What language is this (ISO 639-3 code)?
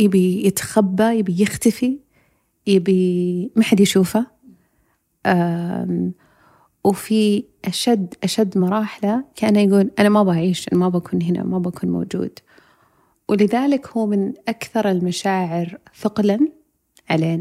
ara